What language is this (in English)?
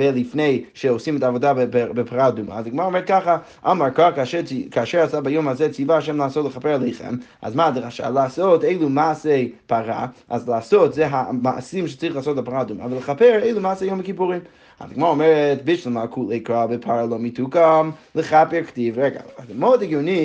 Hebrew